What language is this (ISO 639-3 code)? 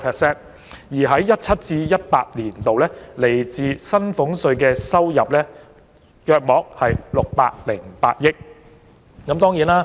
yue